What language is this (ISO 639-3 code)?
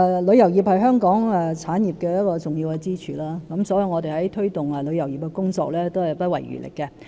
yue